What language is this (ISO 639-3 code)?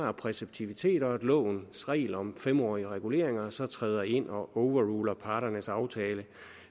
dan